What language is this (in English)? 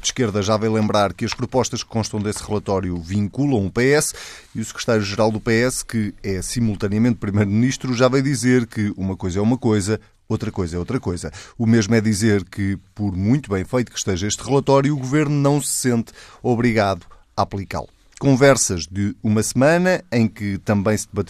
Portuguese